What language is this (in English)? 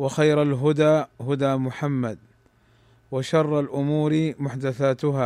Arabic